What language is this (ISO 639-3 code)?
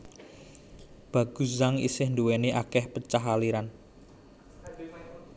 jav